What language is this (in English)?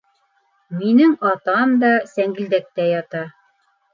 Bashkir